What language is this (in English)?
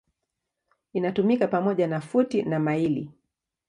Swahili